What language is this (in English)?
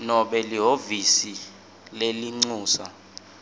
Swati